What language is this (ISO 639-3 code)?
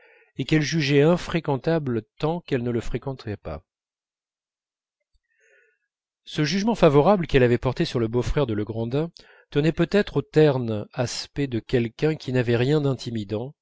fra